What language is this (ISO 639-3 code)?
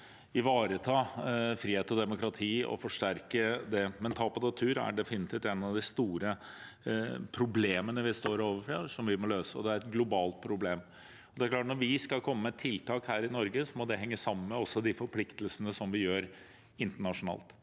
nor